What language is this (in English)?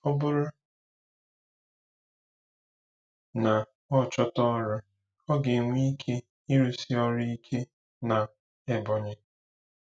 Igbo